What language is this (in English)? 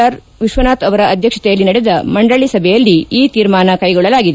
Kannada